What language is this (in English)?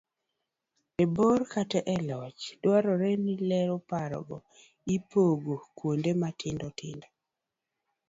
Luo (Kenya and Tanzania)